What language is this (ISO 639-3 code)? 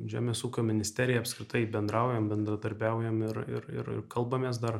lit